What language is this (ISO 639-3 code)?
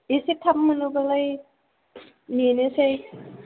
brx